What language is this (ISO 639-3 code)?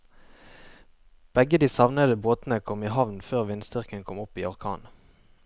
nor